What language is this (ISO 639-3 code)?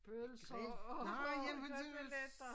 dan